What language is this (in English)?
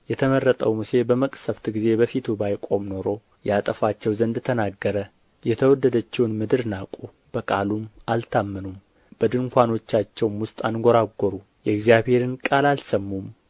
Amharic